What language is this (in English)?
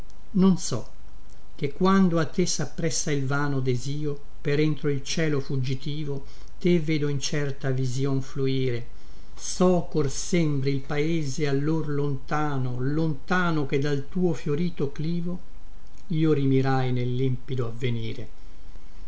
Italian